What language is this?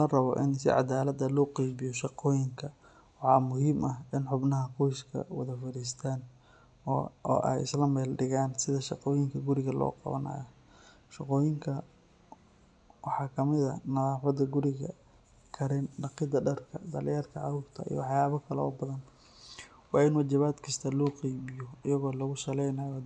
Somali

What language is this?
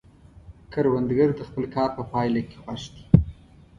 Pashto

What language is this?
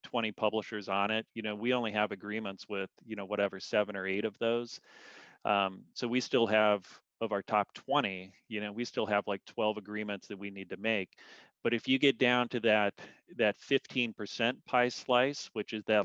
English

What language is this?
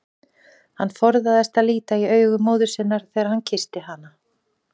Icelandic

